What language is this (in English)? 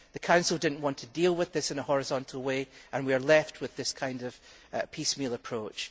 English